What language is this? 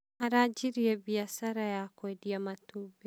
Kikuyu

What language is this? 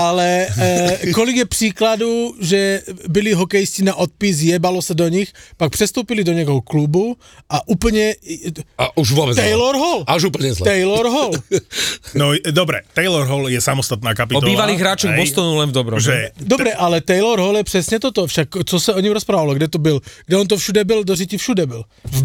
Slovak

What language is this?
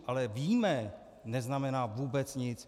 Czech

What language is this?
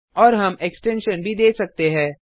Hindi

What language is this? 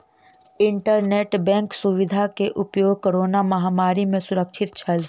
Maithili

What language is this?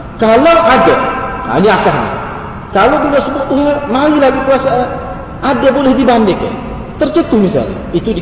Malay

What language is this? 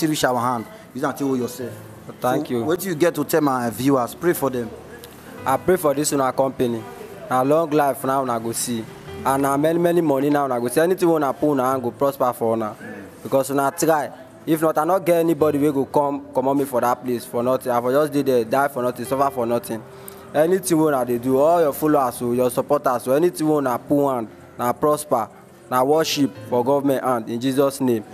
English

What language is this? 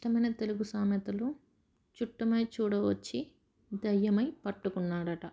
Telugu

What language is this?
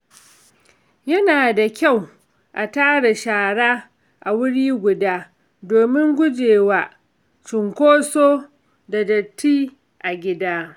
Hausa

